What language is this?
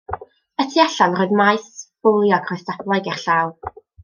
Welsh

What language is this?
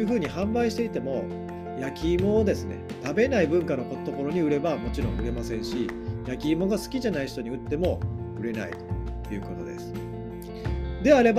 Japanese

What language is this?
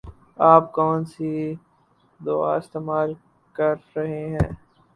Urdu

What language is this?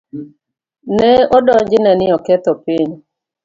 Luo (Kenya and Tanzania)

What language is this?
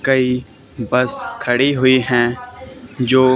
Hindi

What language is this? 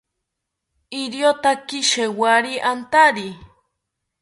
South Ucayali Ashéninka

